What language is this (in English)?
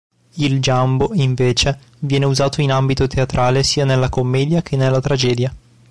Italian